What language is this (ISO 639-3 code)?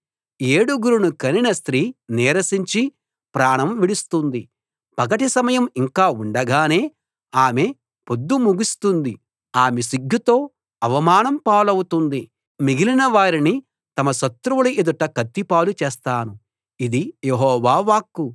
tel